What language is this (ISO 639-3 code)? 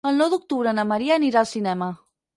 cat